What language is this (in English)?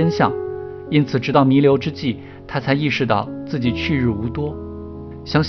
Chinese